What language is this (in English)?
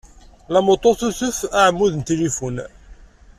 Kabyle